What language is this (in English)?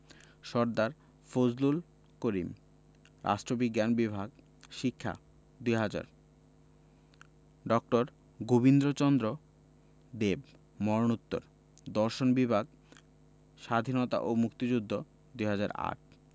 Bangla